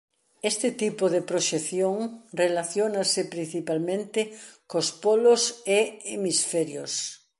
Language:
Galician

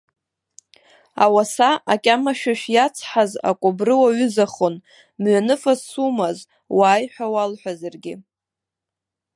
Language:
Abkhazian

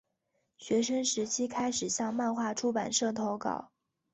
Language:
Chinese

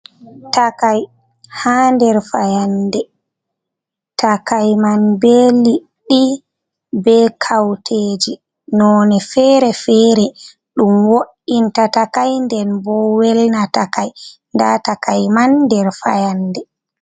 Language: Fula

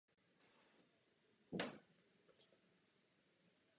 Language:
Czech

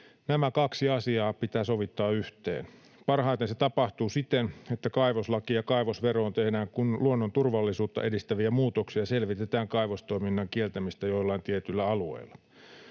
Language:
Finnish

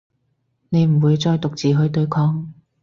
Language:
Cantonese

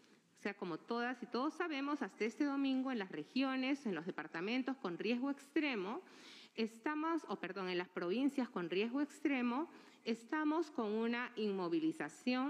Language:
Spanish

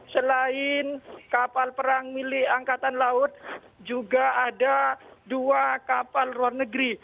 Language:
Indonesian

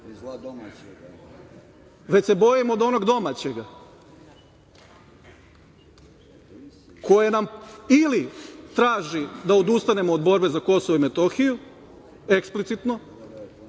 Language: Serbian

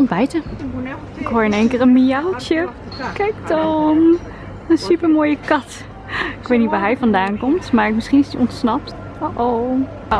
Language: Dutch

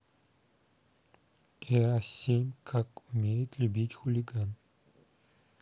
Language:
Russian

